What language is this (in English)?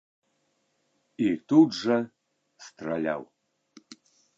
Belarusian